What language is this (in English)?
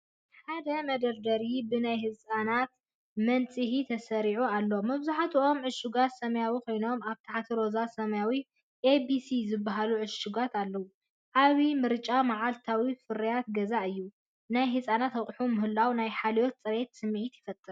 Tigrinya